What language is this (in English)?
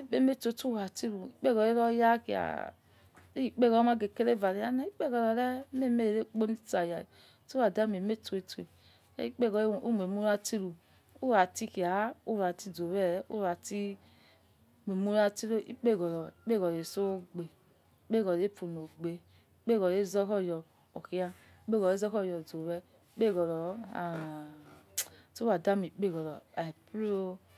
Yekhee